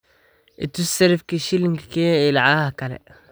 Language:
Somali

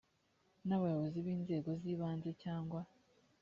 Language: Kinyarwanda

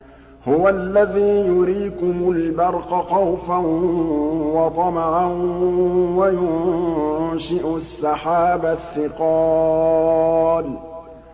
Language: Arabic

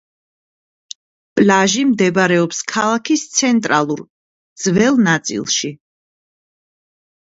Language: Georgian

